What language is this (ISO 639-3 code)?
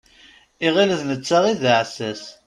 kab